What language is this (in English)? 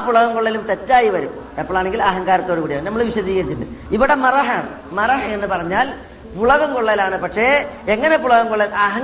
Malayalam